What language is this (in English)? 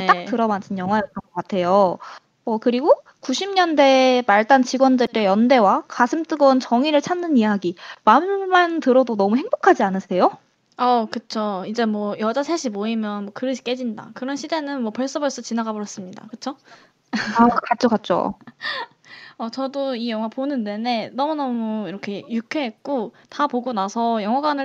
Korean